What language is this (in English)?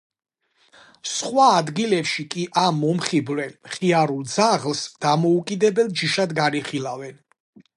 Georgian